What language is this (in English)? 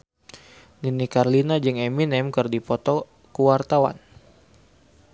Sundanese